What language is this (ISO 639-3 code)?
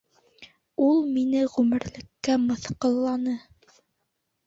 bak